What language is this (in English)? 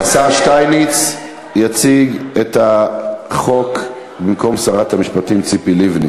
Hebrew